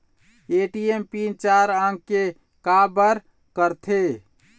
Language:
Chhattisgarhi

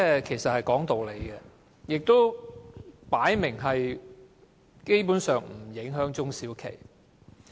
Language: Cantonese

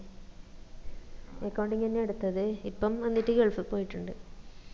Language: Malayalam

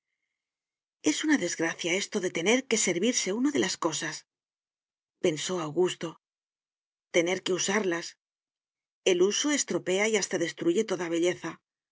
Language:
Spanish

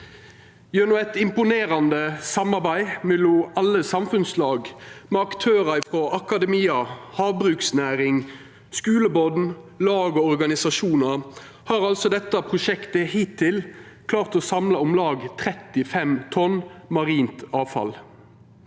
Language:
Norwegian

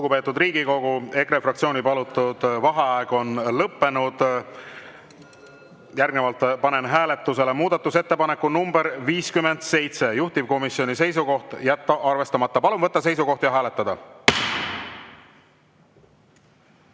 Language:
Estonian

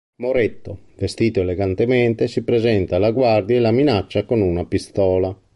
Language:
Italian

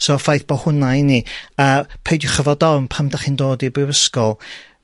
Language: Welsh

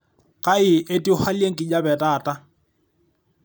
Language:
Masai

